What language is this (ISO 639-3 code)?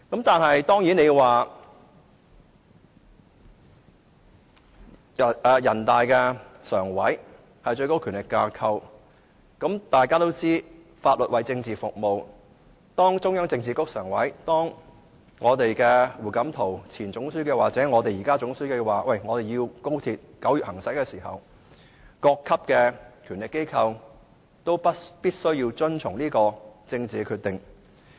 yue